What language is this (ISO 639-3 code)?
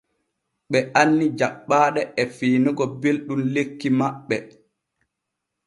fue